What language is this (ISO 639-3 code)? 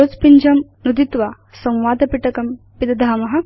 san